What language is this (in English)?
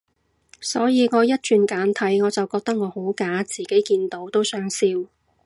Cantonese